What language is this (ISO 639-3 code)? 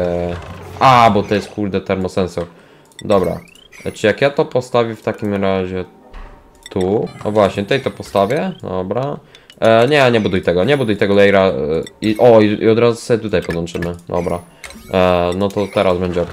pol